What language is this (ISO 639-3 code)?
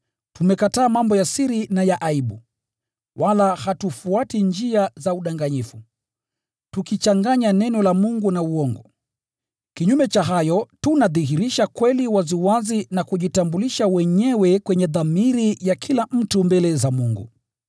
swa